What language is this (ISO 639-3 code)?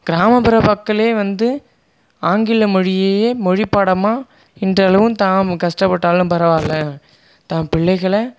tam